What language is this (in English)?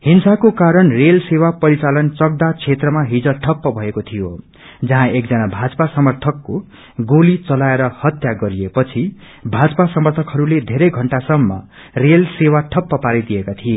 Nepali